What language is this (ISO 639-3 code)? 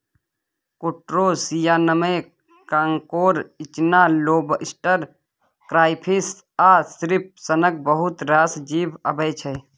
mai